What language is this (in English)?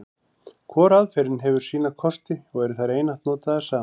Icelandic